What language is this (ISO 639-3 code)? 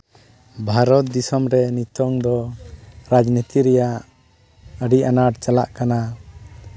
sat